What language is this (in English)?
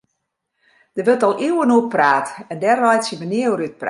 Western Frisian